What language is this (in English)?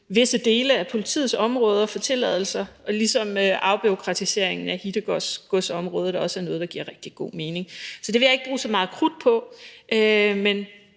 Danish